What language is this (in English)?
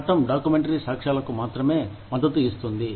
Telugu